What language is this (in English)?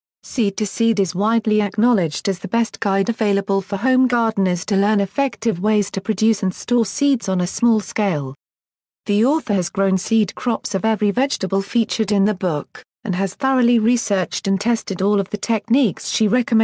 English